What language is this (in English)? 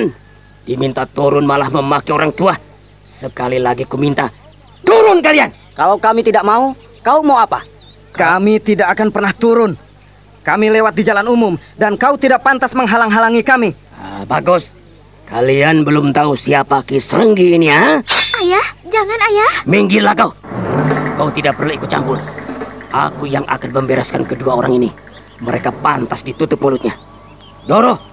Indonesian